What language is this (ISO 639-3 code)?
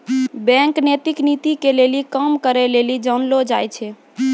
mai